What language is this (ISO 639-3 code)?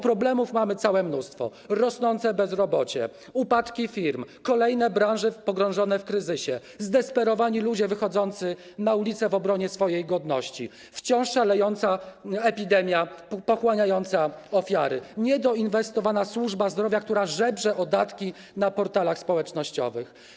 pol